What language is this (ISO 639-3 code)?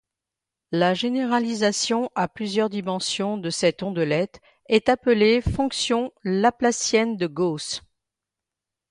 fra